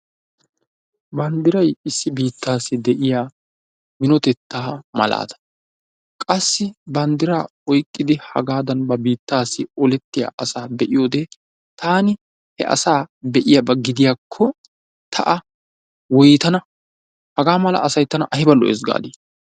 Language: Wolaytta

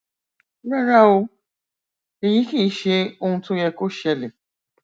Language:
Yoruba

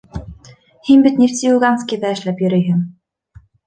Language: Bashkir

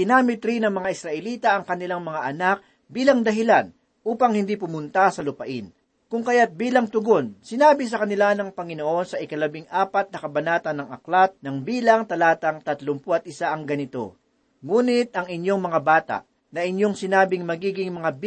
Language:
Filipino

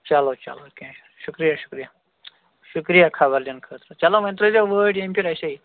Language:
Kashmiri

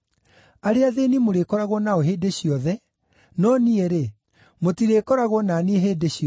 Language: Kikuyu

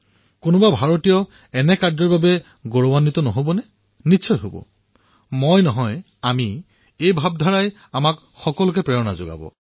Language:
Assamese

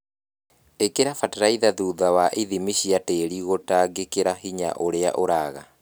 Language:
Kikuyu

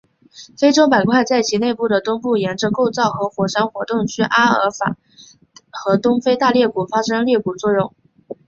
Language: Chinese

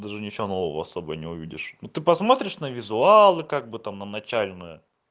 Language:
Russian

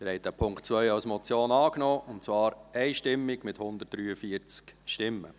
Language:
Swiss German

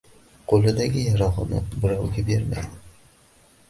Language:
Uzbek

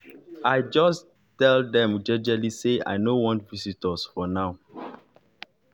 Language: Nigerian Pidgin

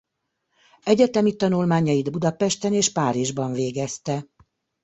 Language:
Hungarian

